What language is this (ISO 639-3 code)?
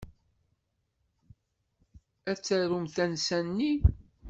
kab